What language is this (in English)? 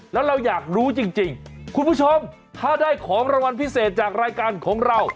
Thai